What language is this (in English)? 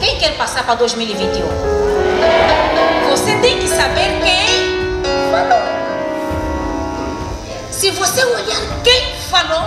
Portuguese